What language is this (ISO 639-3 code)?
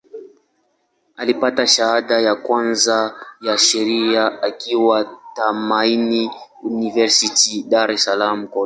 swa